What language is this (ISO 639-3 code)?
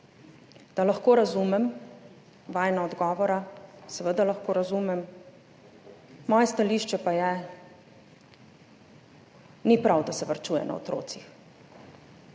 slv